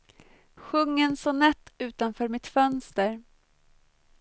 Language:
Swedish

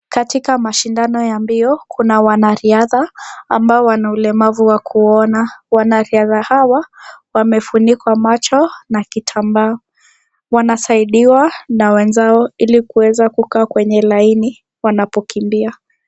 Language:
Swahili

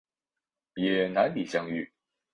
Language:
Chinese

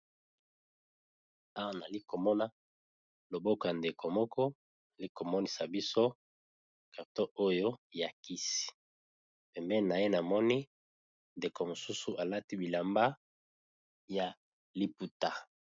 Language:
Lingala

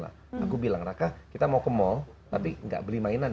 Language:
Indonesian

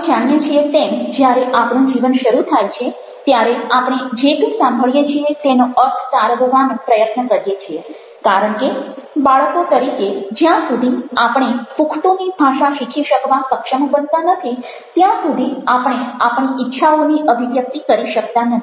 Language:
Gujarati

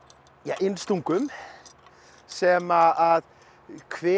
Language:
Icelandic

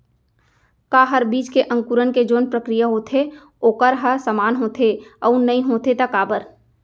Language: Chhattisgarhi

